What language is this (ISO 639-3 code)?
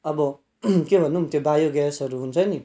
nep